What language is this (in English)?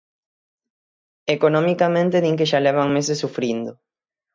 Galician